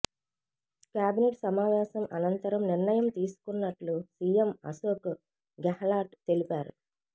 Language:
Telugu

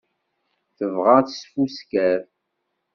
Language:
Kabyle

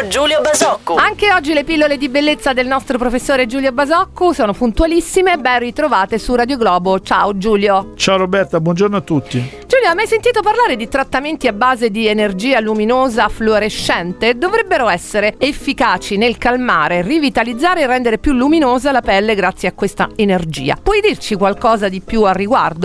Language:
Italian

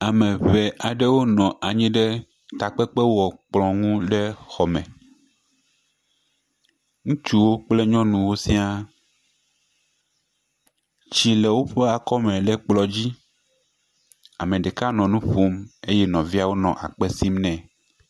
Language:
Ewe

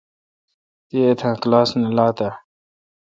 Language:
Kalkoti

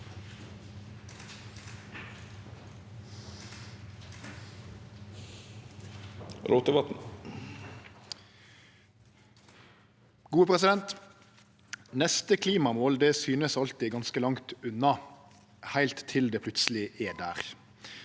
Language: Norwegian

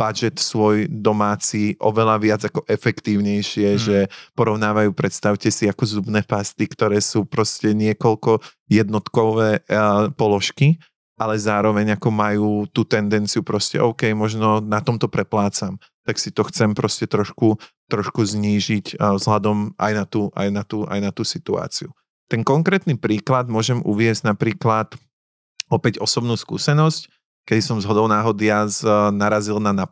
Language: Slovak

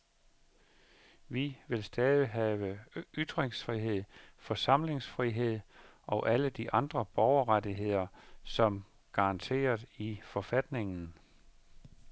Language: Danish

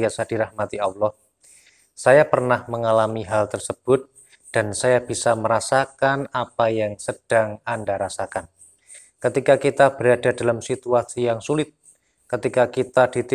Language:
Indonesian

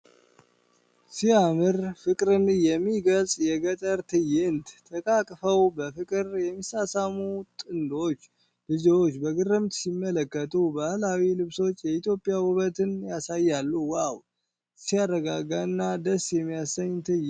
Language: Amharic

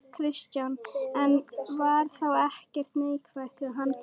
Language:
Icelandic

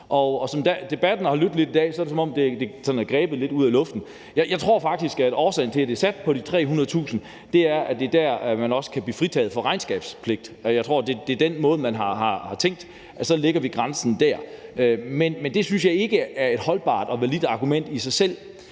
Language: Danish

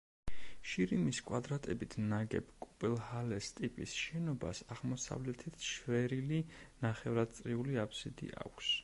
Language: Georgian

